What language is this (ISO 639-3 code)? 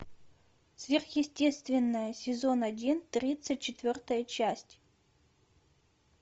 rus